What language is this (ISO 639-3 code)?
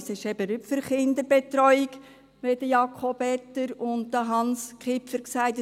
gsw